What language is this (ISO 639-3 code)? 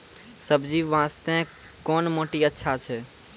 mai